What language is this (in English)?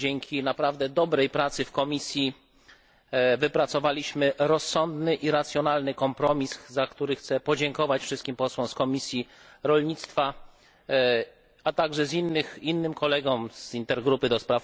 Polish